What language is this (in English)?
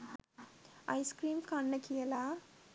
Sinhala